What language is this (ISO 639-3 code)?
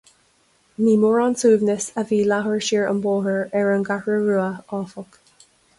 gle